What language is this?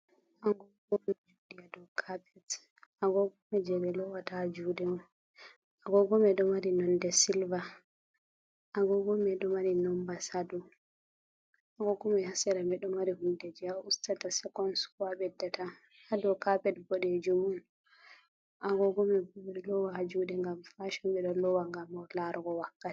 Fula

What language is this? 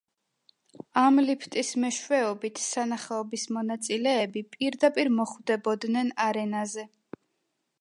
Georgian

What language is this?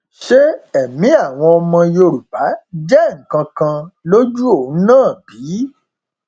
Yoruba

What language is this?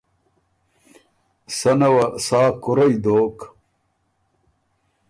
Ormuri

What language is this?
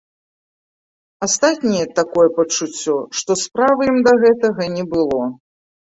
Belarusian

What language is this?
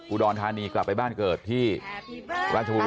Thai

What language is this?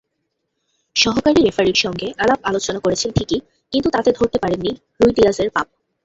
Bangla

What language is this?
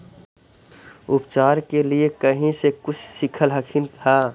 Magahi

